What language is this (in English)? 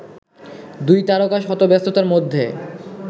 Bangla